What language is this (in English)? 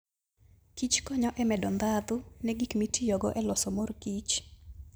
Luo (Kenya and Tanzania)